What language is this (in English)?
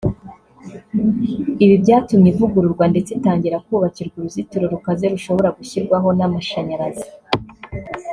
Kinyarwanda